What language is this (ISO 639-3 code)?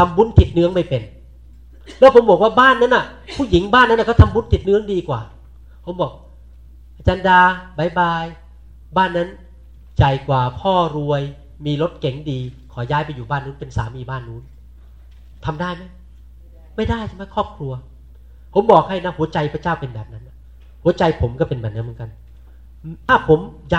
tha